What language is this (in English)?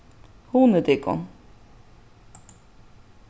Faroese